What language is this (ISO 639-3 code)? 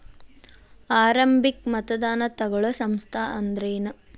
kan